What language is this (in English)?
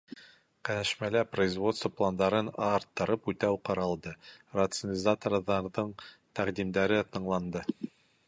Bashkir